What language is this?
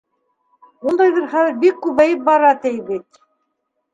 Bashkir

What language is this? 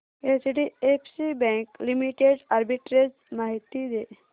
Marathi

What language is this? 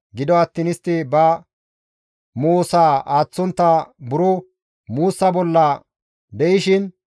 Gamo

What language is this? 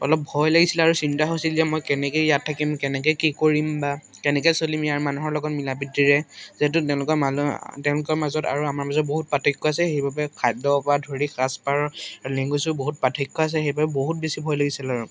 Assamese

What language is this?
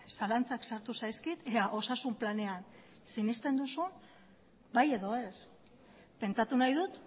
Basque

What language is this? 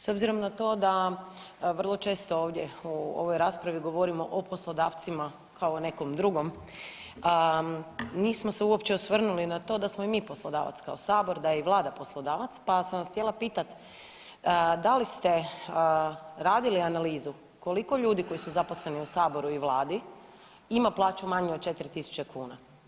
Croatian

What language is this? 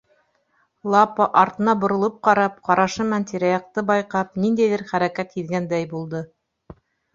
Bashkir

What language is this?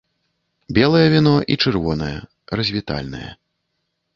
Belarusian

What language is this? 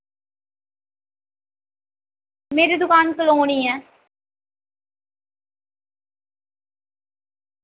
Dogri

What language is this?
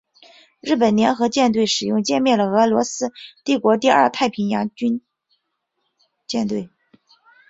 Chinese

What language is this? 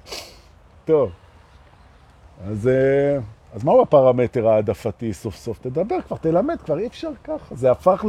Hebrew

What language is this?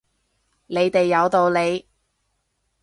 Cantonese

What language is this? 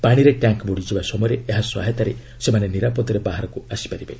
Odia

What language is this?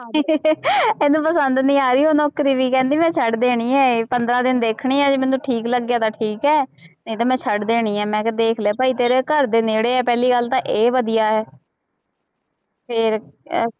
Punjabi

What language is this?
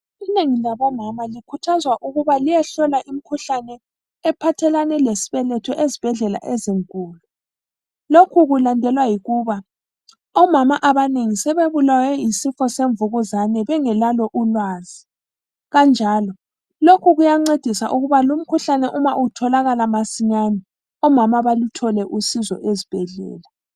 North Ndebele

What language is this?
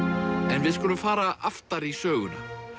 Icelandic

